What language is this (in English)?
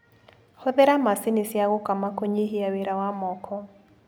Kikuyu